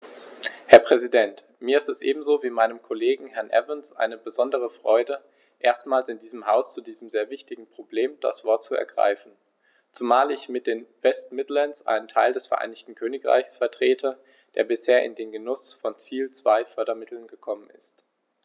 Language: German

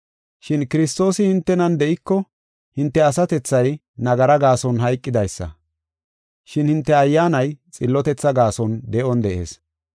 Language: Gofa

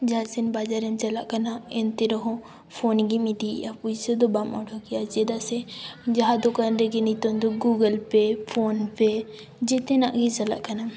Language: Santali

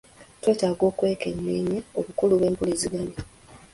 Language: Ganda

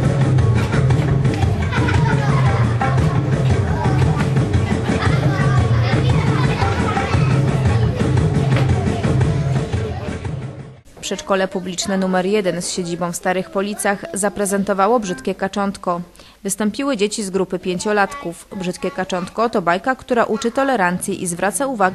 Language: Polish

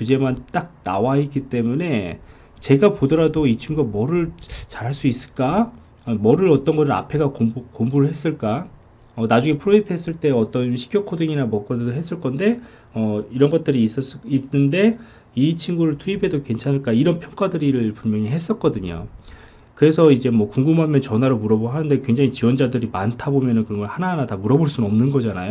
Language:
Korean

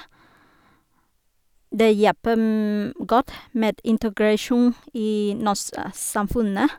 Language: Norwegian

